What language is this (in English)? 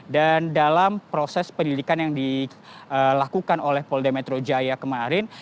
Indonesian